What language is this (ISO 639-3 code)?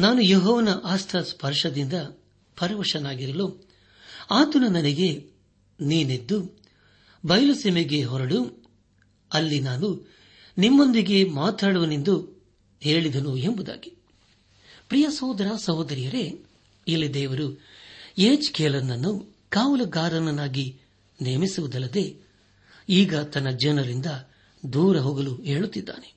kan